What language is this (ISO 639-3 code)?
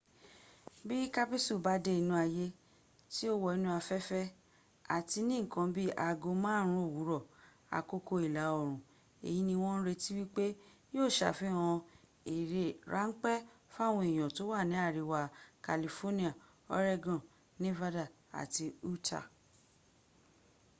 yor